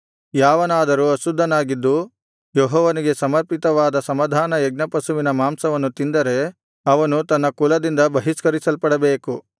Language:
Kannada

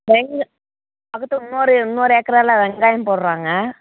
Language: Tamil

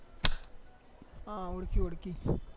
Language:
Gujarati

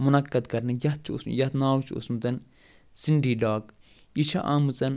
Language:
Kashmiri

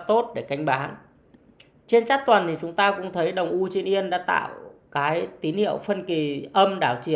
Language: Vietnamese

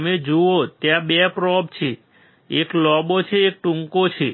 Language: Gujarati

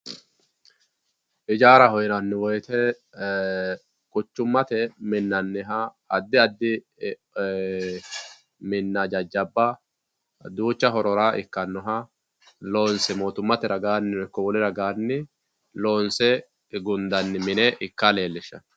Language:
Sidamo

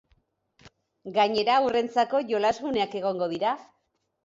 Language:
Basque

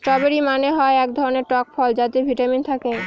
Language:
Bangla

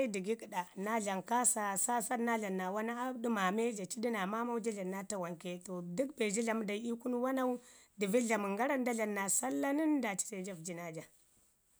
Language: Ngizim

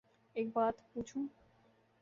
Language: Urdu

